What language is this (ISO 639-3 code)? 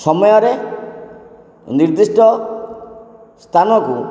ori